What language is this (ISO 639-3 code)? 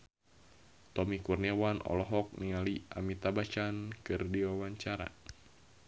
sun